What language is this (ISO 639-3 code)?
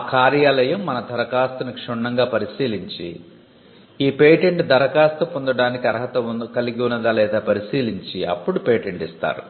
tel